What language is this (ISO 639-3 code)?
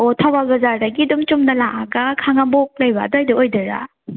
mni